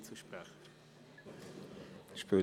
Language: Swiss German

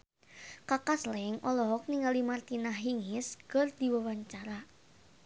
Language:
Sundanese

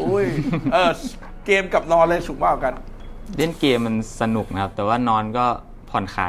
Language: Thai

